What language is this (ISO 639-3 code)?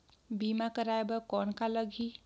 hne